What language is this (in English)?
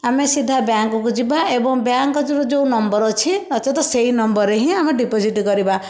Odia